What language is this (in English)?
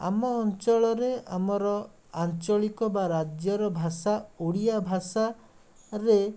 Odia